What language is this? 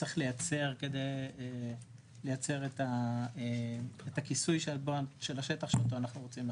Hebrew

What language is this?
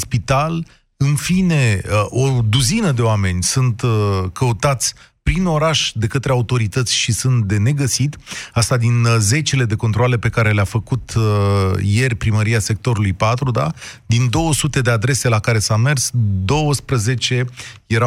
Romanian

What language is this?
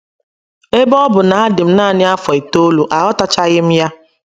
Igbo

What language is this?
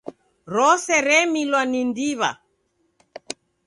Taita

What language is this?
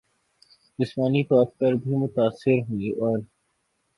Urdu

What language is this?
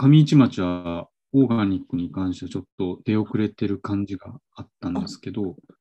Japanese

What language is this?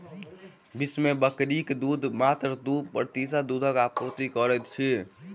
Maithili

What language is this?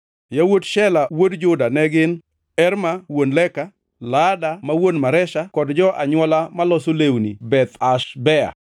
Luo (Kenya and Tanzania)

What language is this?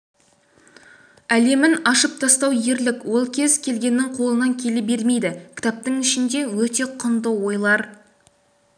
Kazakh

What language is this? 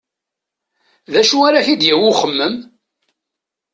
Kabyle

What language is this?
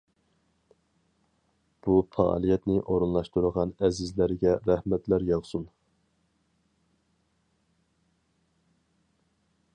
Uyghur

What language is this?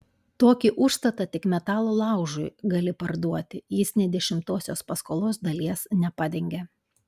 Lithuanian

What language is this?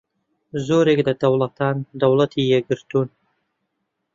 Central Kurdish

